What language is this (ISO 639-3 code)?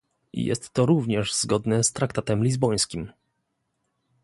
pol